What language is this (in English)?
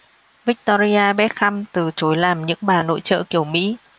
Vietnamese